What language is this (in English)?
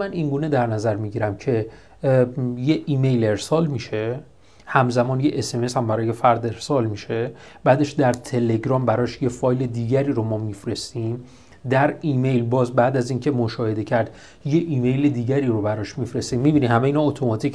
Persian